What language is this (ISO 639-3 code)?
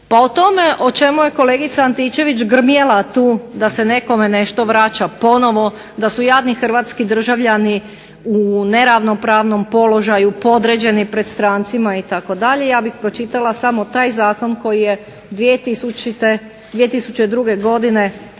hrv